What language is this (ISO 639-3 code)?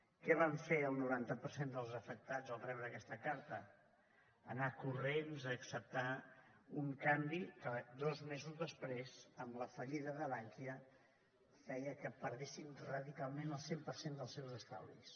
cat